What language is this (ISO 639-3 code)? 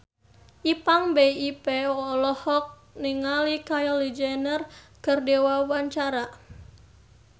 sun